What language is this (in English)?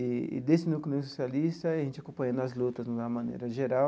Portuguese